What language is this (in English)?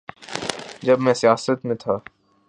Urdu